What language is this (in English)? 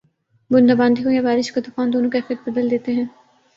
Urdu